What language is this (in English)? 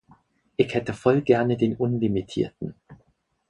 German